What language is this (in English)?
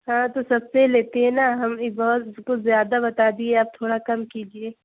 Urdu